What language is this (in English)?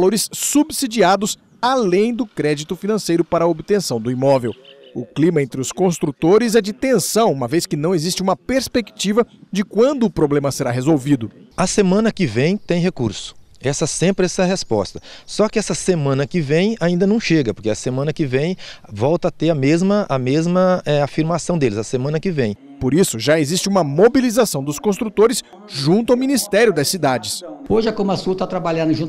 Portuguese